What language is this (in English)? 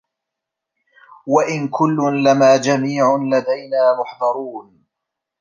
Arabic